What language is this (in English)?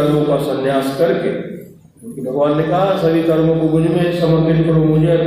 Hindi